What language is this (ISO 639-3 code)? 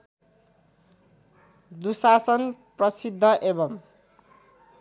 nep